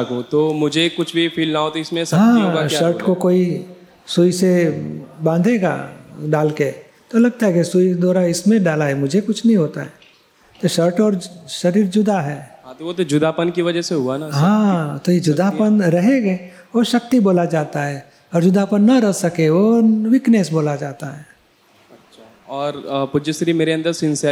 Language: Gujarati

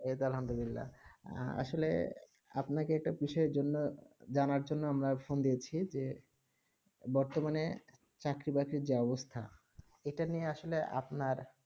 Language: Bangla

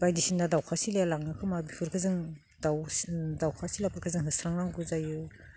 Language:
Bodo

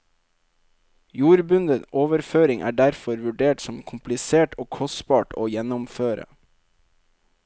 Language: Norwegian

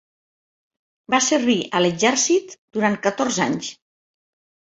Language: Catalan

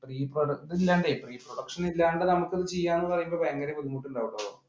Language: Malayalam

